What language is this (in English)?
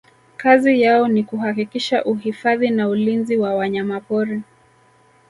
Swahili